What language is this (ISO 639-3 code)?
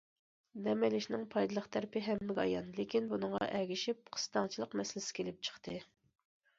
uig